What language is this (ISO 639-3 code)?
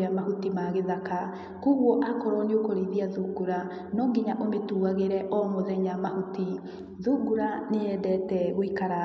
kik